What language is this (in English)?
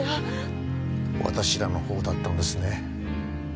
Japanese